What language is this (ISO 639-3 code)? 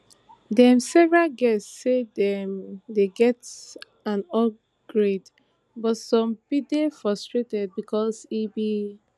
pcm